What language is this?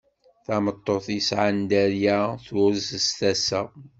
Kabyle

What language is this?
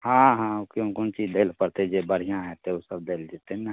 Maithili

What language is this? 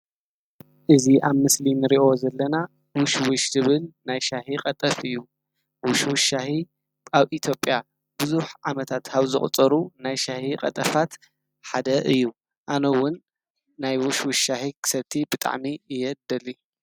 Tigrinya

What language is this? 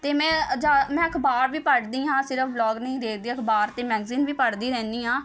Punjabi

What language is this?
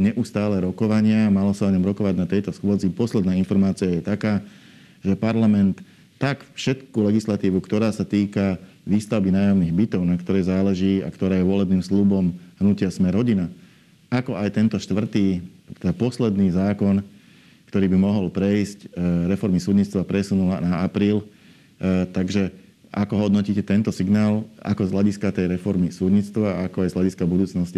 Slovak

